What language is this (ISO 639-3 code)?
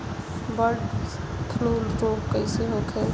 bho